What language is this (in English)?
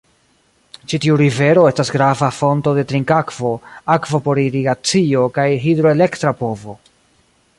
Esperanto